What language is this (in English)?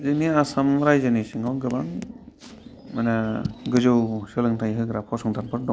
Bodo